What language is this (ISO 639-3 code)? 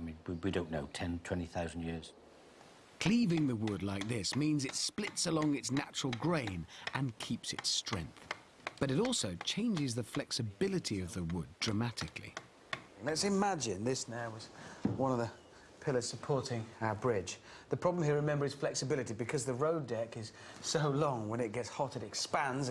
eng